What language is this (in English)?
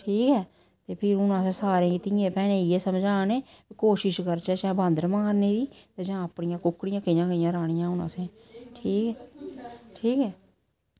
Dogri